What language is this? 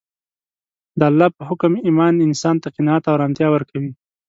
Pashto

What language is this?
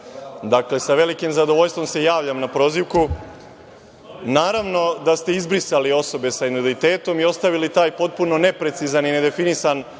Serbian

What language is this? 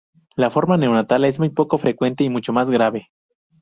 Spanish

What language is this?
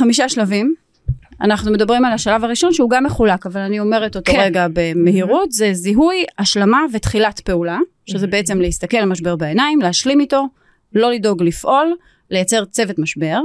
Hebrew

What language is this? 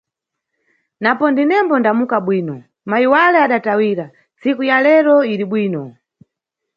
Nyungwe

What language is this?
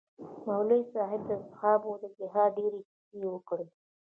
Pashto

